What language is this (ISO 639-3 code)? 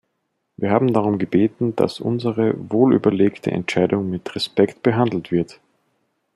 deu